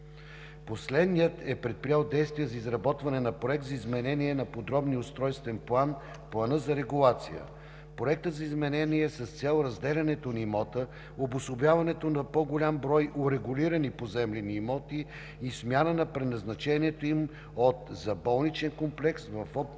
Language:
Bulgarian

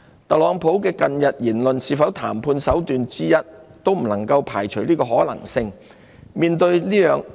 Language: Cantonese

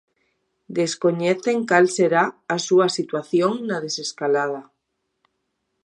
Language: Galician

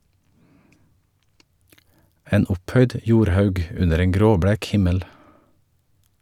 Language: Norwegian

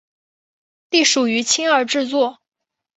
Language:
Chinese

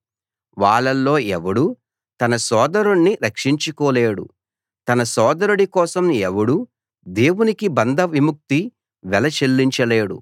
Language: Telugu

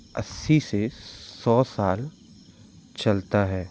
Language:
Hindi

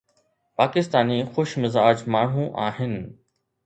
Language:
Sindhi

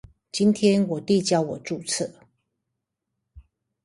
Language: Chinese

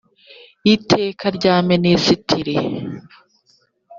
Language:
Kinyarwanda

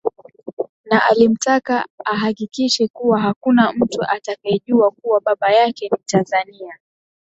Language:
Swahili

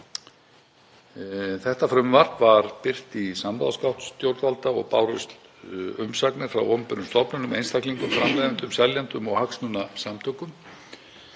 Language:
Icelandic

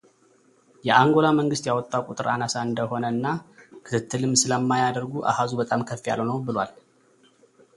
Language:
Amharic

